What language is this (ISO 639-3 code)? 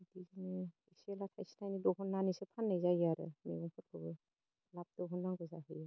brx